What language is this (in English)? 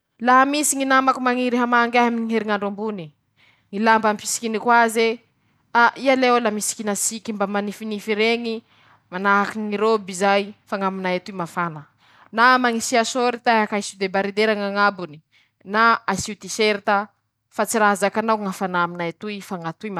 Masikoro Malagasy